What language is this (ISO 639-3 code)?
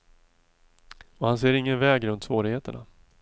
swe